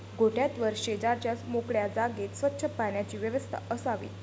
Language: Marathi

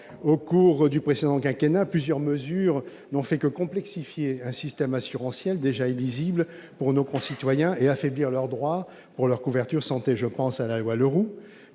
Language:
French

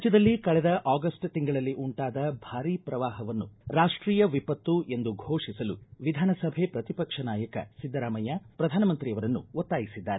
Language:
Kannada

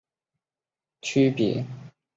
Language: Chinese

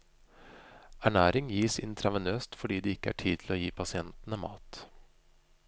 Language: Norwegian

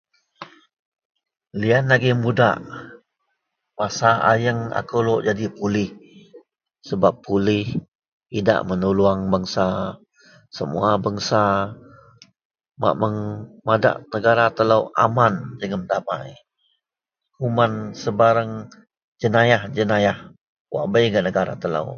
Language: Central Melanau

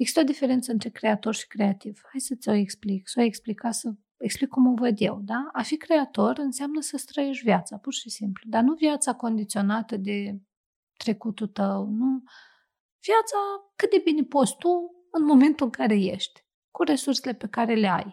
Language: Romanian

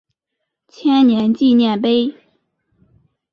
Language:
Chinese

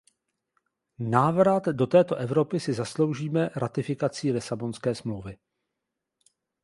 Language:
Czech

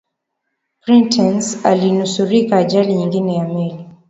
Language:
Swahili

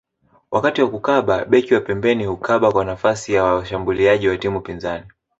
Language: Swahili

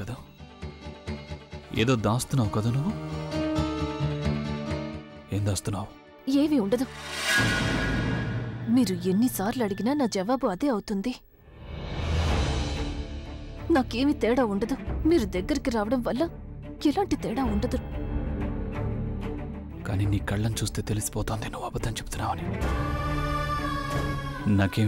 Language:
Italian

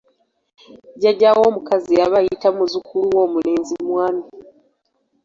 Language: Ganda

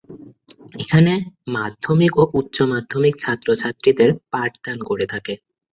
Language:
Bangla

